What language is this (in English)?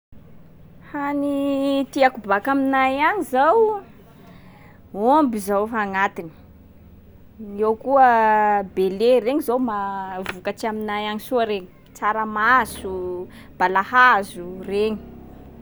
Sakalava Malagasy